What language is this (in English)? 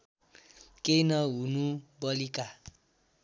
Nepali